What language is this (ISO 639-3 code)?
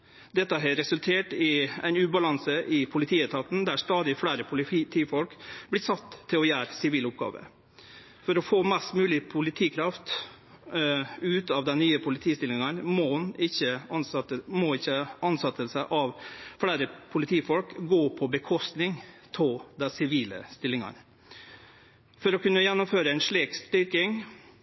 nno